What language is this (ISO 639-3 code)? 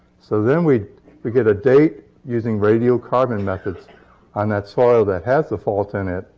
eng